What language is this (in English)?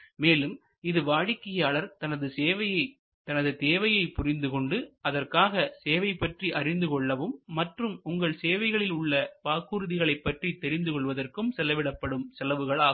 Tamil